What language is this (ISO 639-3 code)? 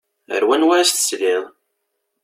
kab